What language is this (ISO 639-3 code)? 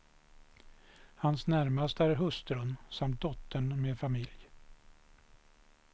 swe